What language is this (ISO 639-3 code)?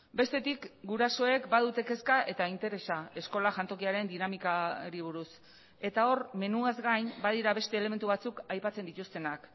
eus